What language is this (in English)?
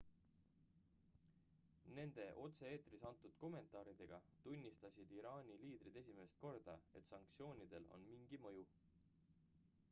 Estonian